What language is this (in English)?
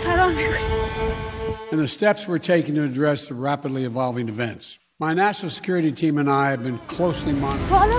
Persian